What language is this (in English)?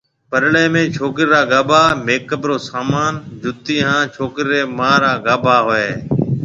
Marwari (Pakistan)